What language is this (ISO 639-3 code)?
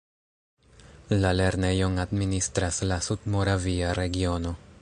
epo